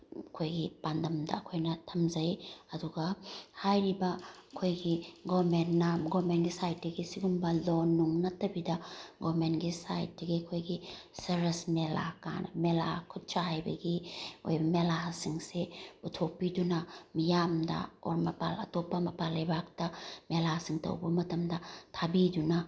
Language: Manipuri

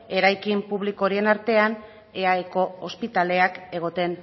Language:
Basque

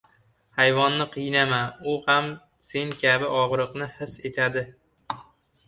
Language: Uzbek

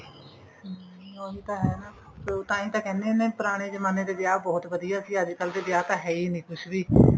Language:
Punjabi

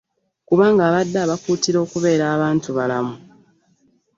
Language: Ganda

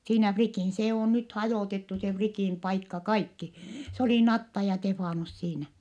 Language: Finnish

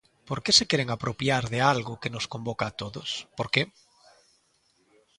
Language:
Galician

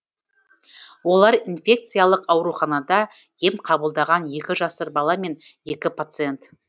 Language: Kazakh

